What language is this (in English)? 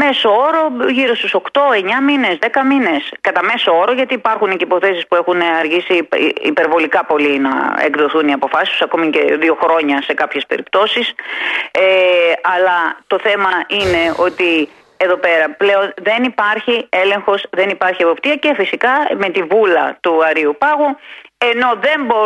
Greek